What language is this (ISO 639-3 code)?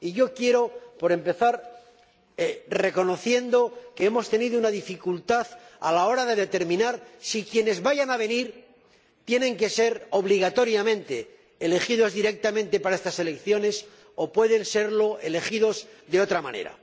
spa